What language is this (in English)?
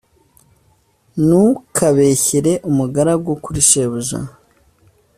Kinyarwanda